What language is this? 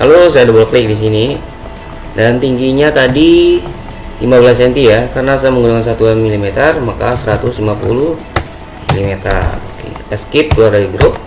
Indonesian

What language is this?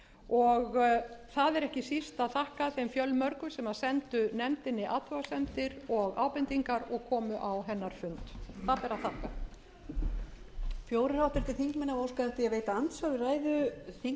Icelandic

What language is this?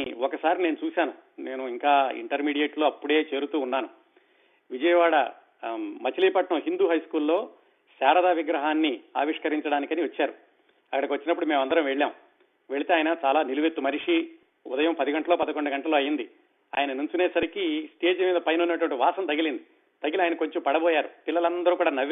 Telugu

